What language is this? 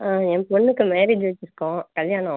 Tamil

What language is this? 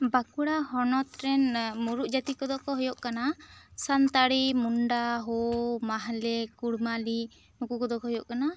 Santali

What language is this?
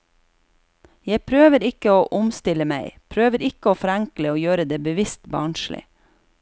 Norwegian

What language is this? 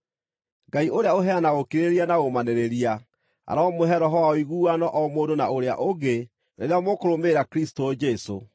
Kikuyu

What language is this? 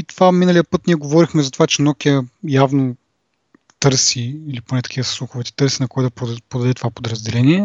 Bulgarian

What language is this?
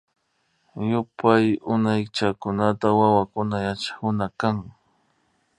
Imbabura Highland Quichua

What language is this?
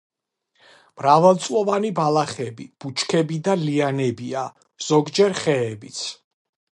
Georgian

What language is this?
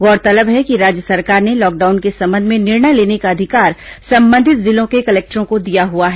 Hindi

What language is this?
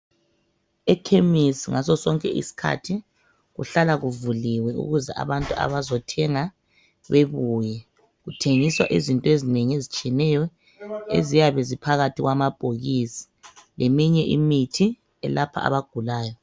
North Ndebele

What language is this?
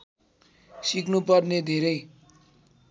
Nepali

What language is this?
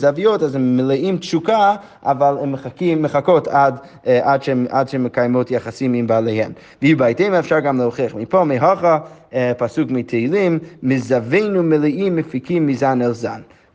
Hebrew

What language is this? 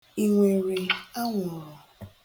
Igbo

